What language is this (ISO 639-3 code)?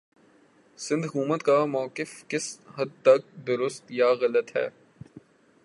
urd